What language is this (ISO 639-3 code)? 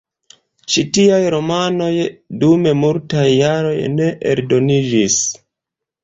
epo